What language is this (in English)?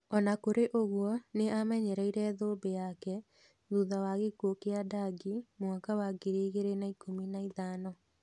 Kikuyu